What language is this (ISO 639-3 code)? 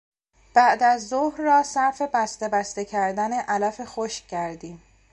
fas